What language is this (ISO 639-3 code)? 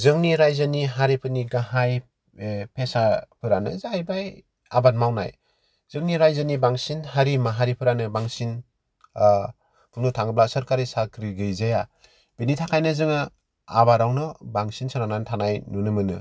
brx